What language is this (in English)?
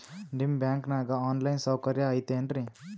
Kannada